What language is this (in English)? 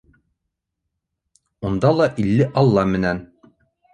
Bashkir